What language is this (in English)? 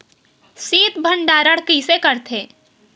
Chhattisgarhi